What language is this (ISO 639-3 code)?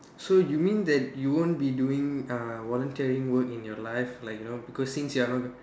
eng